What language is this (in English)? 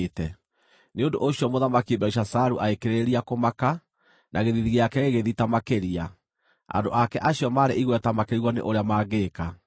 Kikuyu